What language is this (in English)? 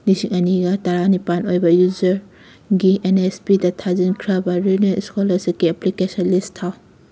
Manipuri